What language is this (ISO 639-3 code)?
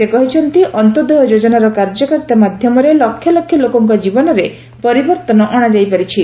ori